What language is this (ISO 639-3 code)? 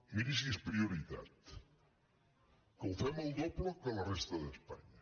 cat